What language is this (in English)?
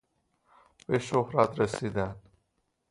Persian